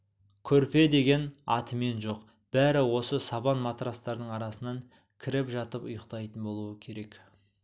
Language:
Kazakh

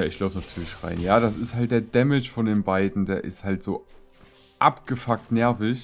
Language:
German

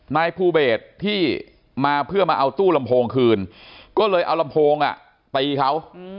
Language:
Thai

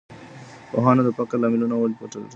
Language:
Pashto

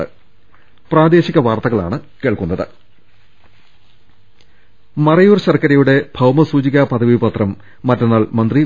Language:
Malayalam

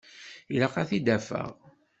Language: Kabyle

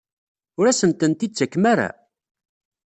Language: Kabyle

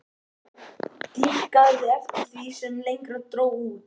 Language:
Icelandic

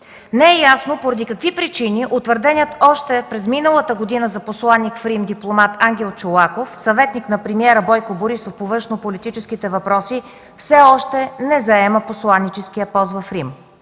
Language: Bulgarian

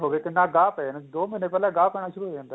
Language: Punjabi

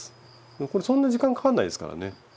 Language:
Japanese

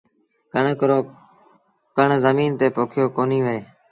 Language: Sindhi Bhil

